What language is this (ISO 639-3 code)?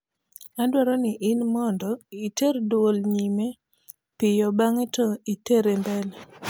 luo